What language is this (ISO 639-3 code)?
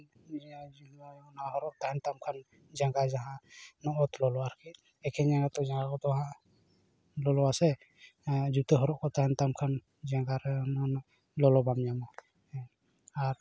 sat